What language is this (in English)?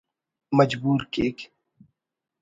Brahui